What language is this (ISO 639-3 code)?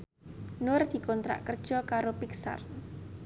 jav